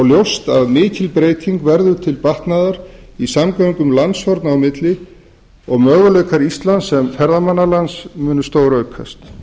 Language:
Icelandic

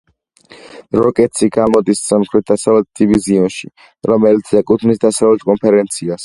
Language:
Georgian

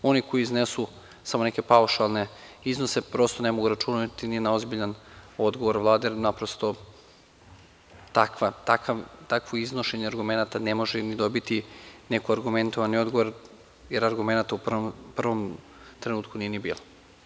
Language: Serbian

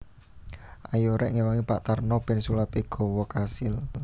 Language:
Javanese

